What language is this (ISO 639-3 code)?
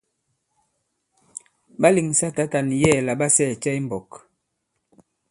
abb